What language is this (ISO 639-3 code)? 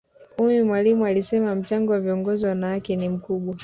swa